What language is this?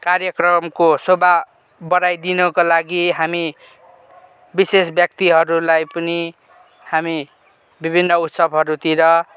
Nepali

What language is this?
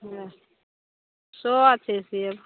Maithili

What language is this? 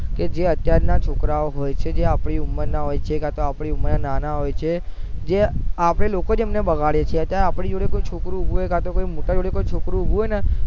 Gujarati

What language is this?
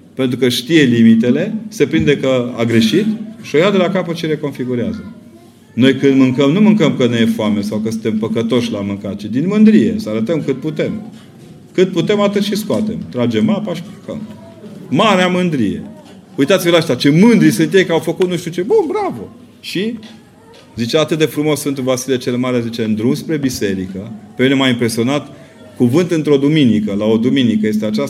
Romanian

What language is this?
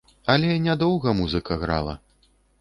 Belarusian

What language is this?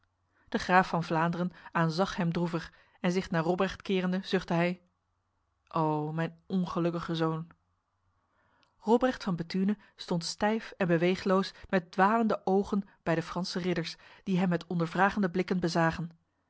Dutch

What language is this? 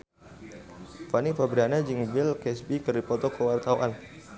Sundanese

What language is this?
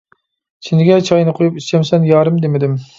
Uyghur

